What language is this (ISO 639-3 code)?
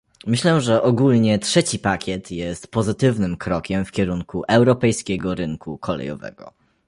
pol